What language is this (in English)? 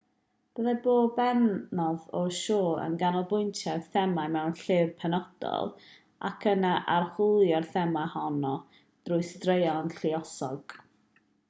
Welsh